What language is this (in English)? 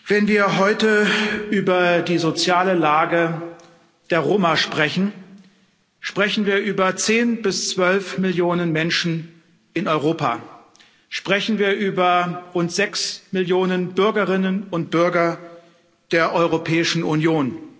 German